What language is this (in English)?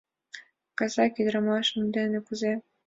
Mari